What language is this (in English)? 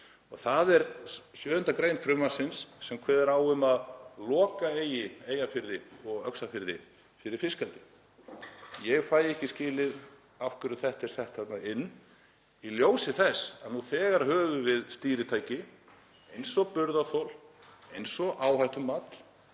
Icelandic